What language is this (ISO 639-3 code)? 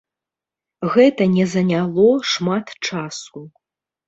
bel